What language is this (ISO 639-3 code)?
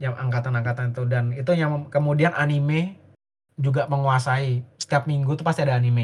ind